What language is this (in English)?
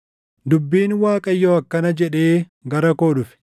Oromo